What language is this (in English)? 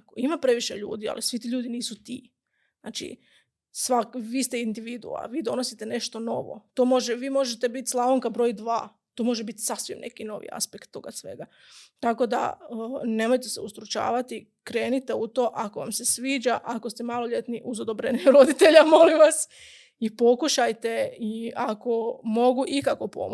Croatian